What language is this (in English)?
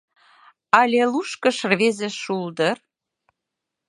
Mari